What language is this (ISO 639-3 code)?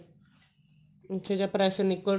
pan